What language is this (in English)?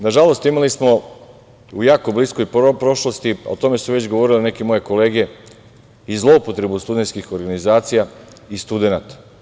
Serbian